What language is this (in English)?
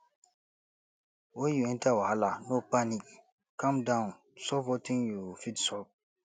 Nigerian Pidgin